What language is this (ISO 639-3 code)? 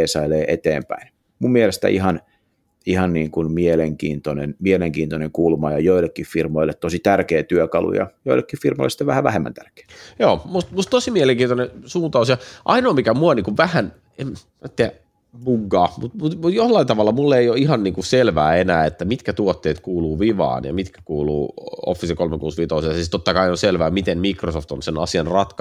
fin